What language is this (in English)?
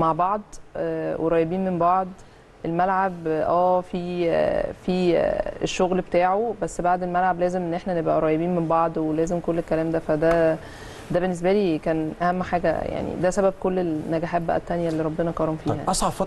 Arabic